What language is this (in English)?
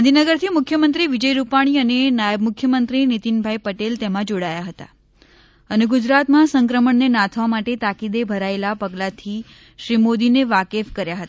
Gujarati